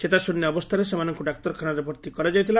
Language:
Odia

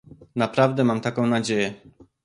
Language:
Polish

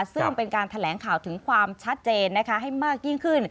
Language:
Thai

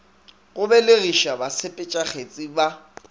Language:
Northern Sotho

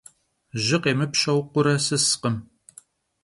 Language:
Kabardian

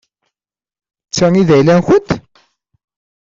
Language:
Kabyle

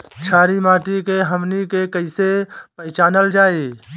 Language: Bhojpuri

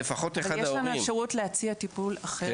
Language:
Hebrew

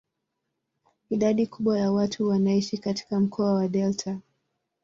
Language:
Swahili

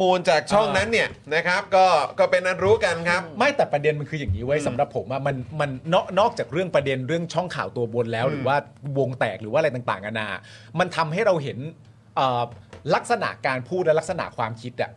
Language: Thai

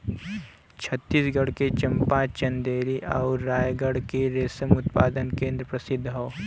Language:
Bhojpuri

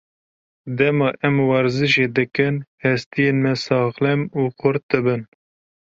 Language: Kurdish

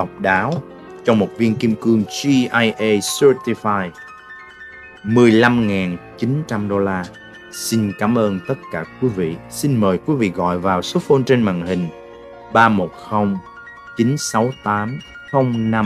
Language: Vietnamese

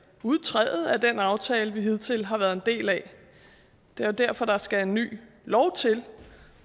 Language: Danish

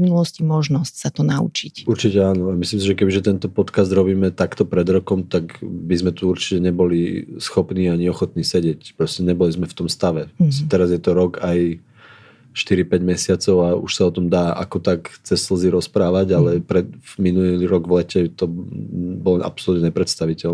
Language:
Slovak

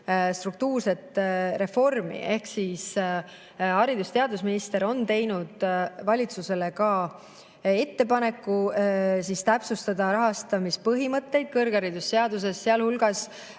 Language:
Estonian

